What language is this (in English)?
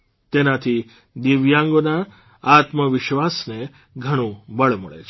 Gujarati